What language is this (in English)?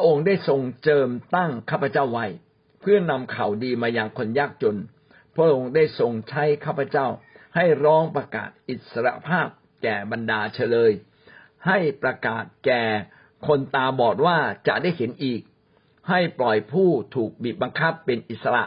Thai